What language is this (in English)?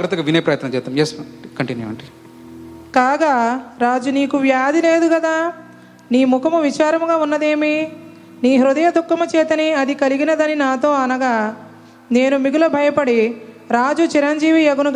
Telugu